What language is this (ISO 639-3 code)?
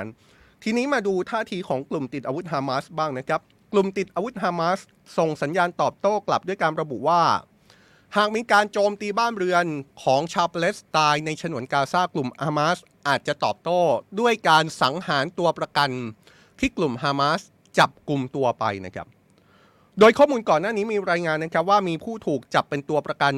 tha